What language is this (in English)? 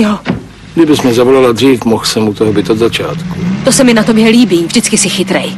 Czech